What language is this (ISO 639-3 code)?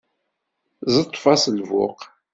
kab